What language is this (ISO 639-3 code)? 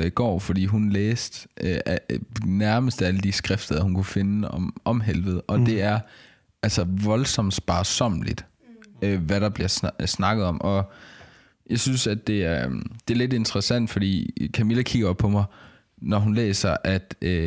dan